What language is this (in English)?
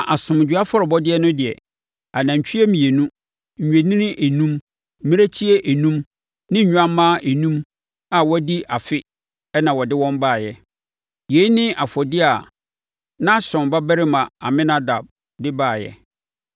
Akan